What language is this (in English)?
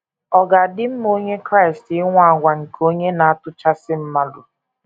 Igbo